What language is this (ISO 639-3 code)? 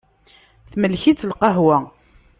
kab